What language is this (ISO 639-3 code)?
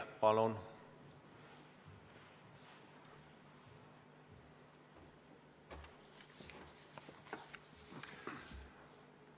est